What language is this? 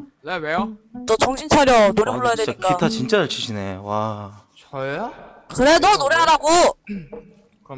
Korean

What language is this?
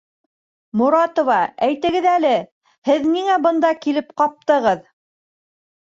Bashkir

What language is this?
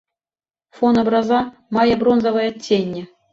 Belarusian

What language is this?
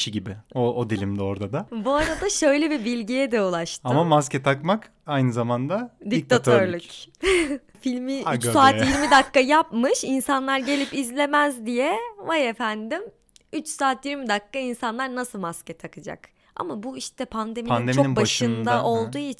Turkish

